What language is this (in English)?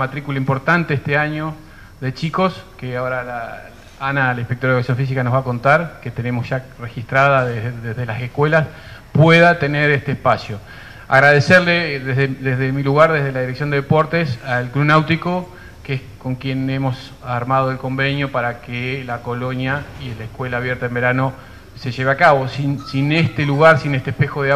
Spanish